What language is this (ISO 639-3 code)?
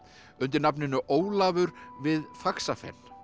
isl